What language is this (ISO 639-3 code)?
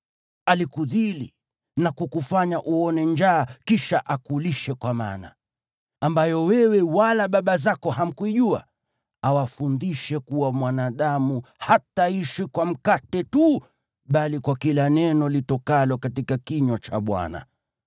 swa